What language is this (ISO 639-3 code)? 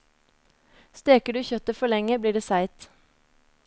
nor